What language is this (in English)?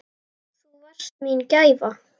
Icelandic